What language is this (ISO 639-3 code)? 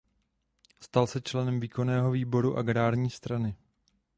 ces